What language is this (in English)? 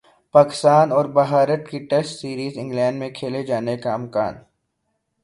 Urdu